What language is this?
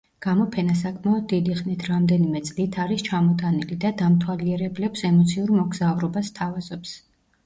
Georgian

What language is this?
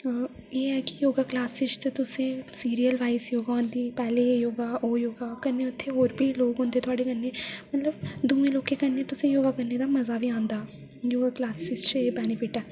Dogri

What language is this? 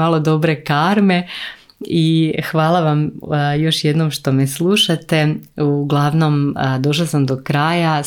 Croatian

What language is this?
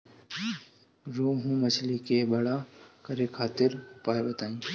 Bhojpuri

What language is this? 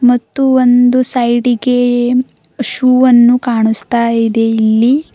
Kannada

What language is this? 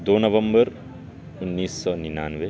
Urdu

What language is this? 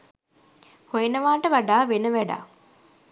Sinhala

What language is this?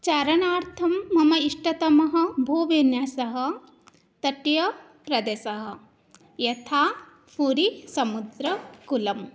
Sanskrit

